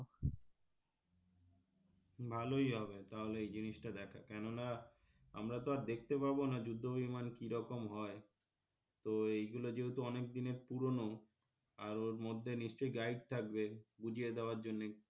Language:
Bangla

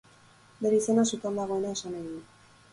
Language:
Basque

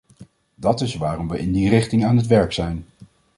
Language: Dutch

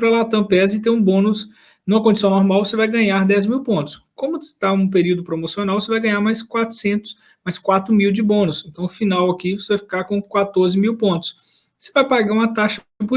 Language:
Portuguese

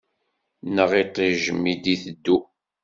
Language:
Kabyle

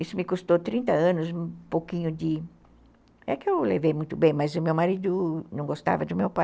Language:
Portuguese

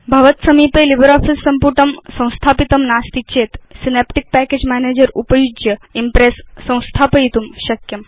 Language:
Sanskrit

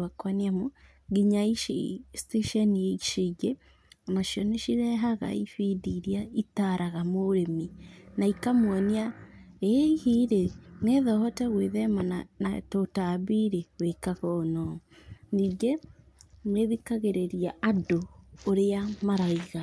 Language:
Kikuyu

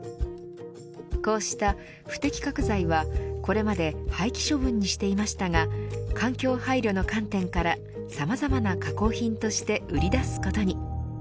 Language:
Japanese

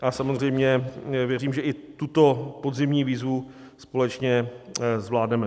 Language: Czech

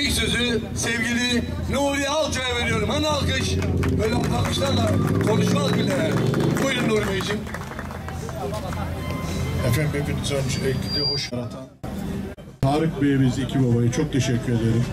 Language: Turkish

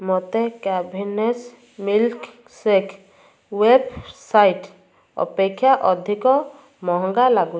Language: Odia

